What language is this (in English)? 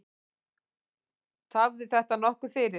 Icelandic